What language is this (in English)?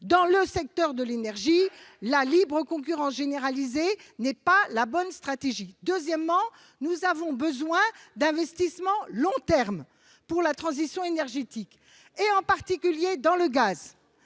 French